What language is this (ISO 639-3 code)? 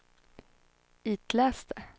swe